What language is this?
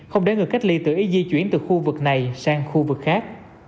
Vietnamese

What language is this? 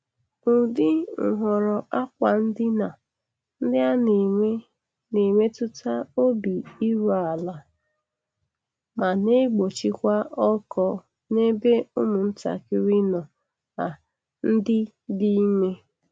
Igbo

